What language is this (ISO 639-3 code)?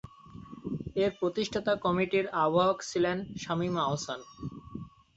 ben